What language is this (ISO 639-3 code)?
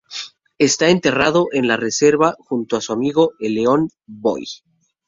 spa